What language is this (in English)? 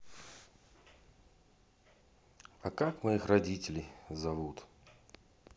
Russian